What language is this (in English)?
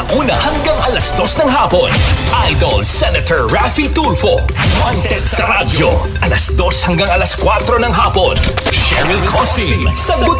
Filipino